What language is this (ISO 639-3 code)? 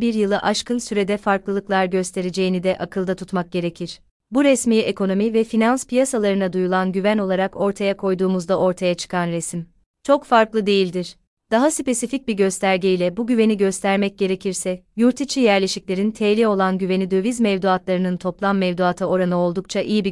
tur